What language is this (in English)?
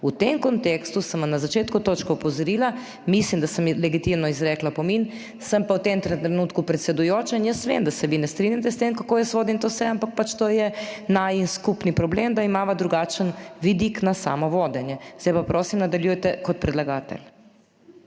Slovenian